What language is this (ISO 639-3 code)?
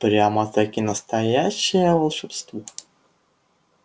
rus